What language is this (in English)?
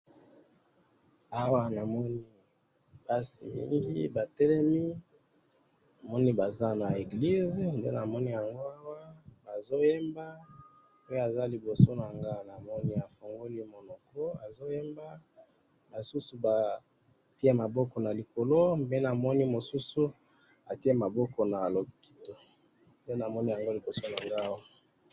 Lingala